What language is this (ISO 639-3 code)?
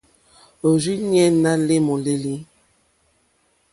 bri